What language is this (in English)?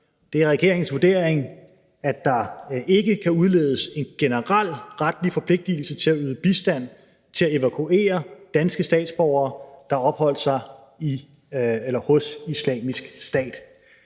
Danish